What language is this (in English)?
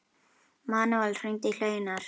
Icelandic